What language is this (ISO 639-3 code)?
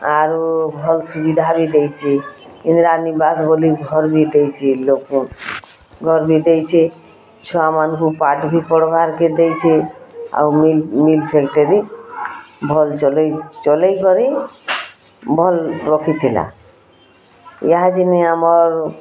ori